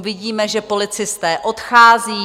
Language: Czech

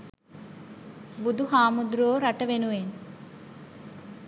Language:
Sinhala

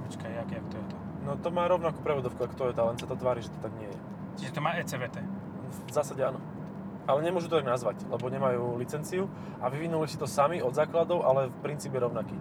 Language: Slovak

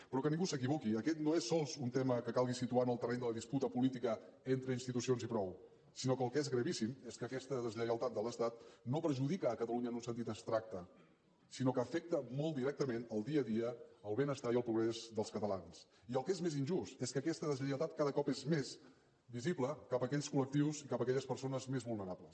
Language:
Catalan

